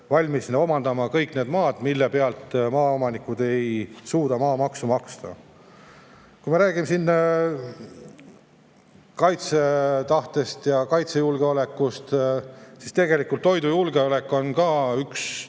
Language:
Estonian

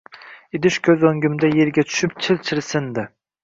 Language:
Uzbek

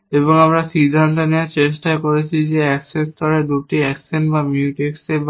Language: Bangla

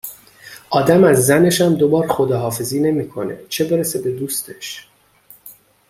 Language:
Persian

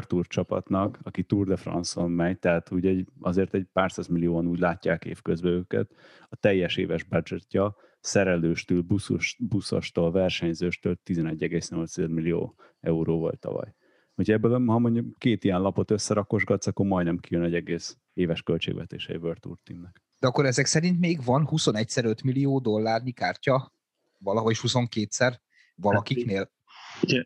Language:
Hungarian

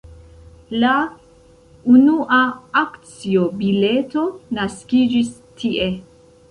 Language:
Esperanto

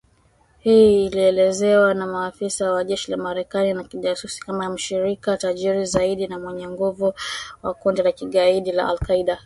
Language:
Swahili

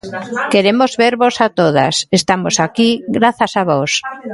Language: Galician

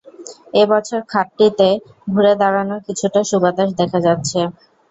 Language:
Bangla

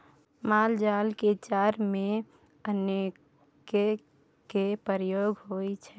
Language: Maithili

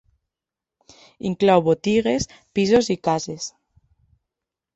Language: Catalan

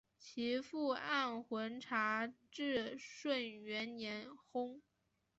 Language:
Chinese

